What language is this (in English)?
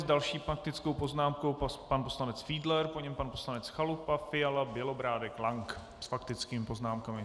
Czech